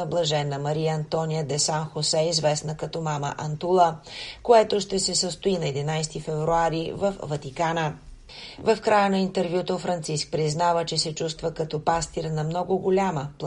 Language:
Bulgarian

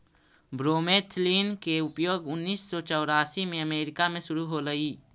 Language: Magahi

